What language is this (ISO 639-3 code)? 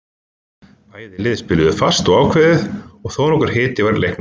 isl